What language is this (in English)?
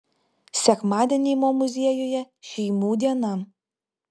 Lithuanian